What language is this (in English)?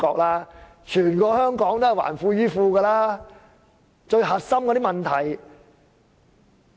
Cantonese